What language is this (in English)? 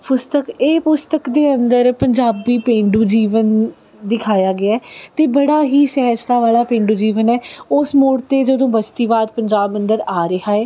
Punjabi